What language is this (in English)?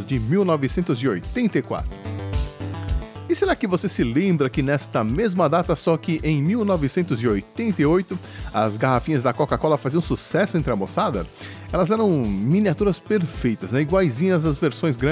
Portuguese